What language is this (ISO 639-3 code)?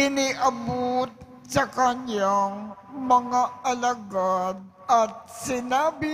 fil